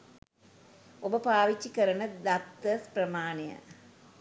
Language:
Sinhala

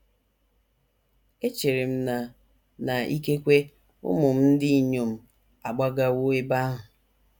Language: Igbo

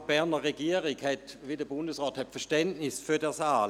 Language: Swiss German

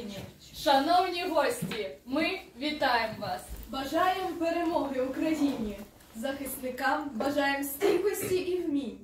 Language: Ukrainian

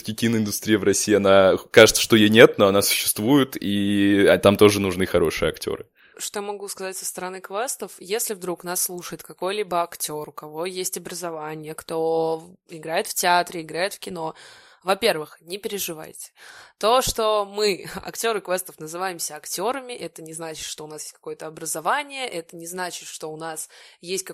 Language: Russian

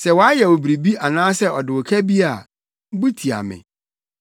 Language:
Akan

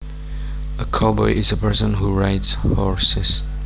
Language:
Javanese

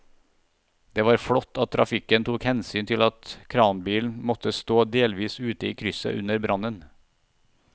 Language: Norwegian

